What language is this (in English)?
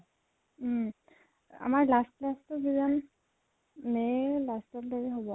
Assamese